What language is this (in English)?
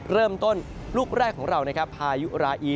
Thai